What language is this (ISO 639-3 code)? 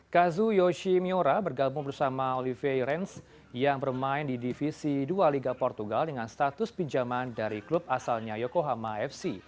ind